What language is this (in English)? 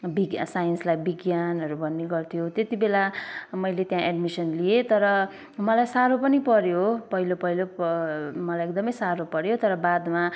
Nepali